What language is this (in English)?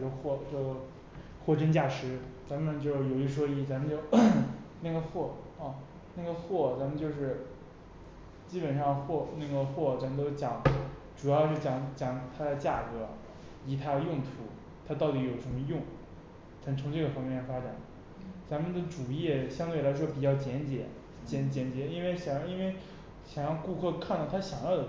Chinese